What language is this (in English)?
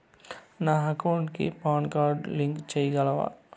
Telugu